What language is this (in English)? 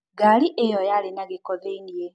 Kikuyu